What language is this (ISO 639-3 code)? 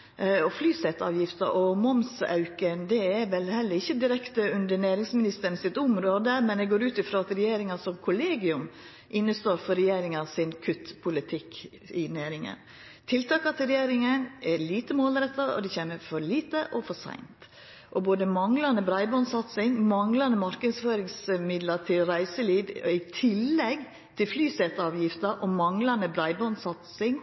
nno